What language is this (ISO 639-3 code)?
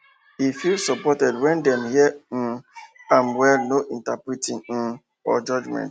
pcm